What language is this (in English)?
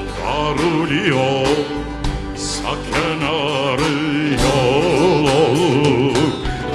Turkish